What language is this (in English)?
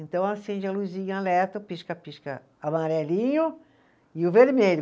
Portuguese